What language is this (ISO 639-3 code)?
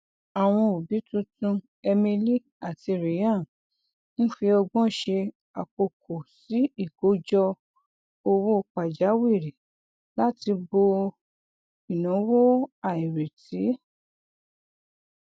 yor